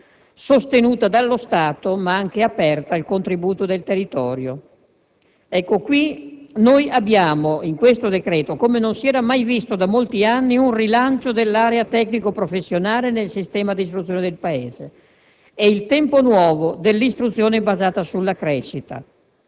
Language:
Italian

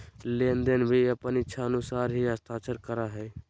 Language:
Magahi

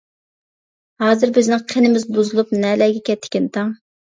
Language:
Uyghur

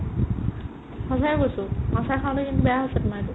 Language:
Assamese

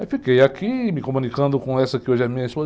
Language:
Portuguese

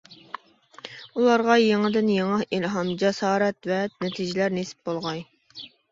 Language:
Uyghur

